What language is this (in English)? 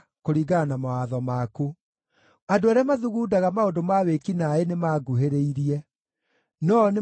Kikuyu